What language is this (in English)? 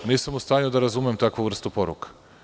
Serbian